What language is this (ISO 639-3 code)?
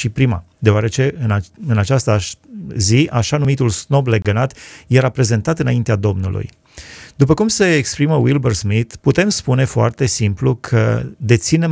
ron